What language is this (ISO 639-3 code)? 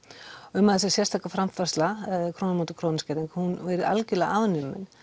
isl